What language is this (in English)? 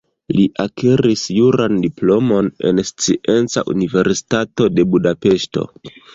Esperanto